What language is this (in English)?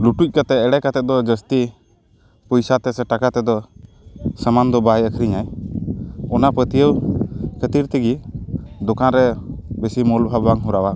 Santali